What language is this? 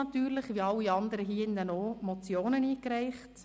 Swiss German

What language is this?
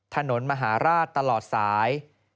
Thai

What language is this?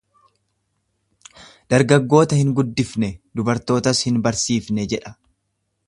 Oromo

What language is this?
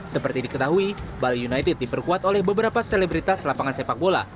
Indonesian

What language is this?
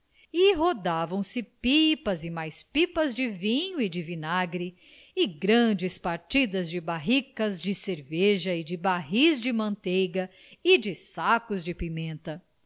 Portuguese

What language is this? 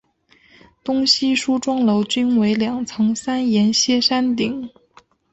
Chinese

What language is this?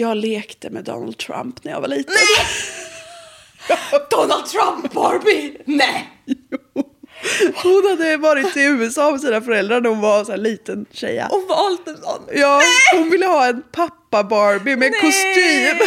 Swedish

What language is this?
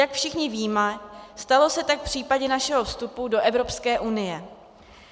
Czech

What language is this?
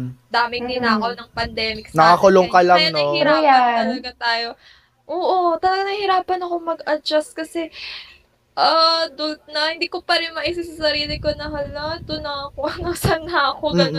Filipino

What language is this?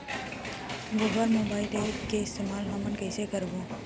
Chhattisgarhi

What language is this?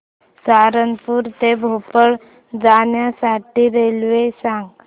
Marathi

